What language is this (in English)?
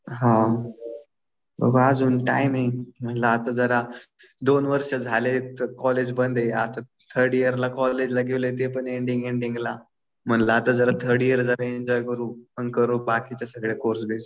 Marathi